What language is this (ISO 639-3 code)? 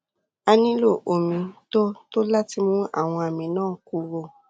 yor